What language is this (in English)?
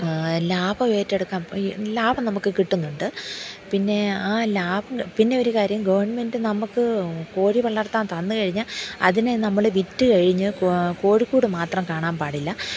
Malayalam